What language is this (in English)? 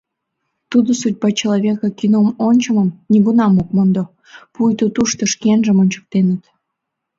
Mari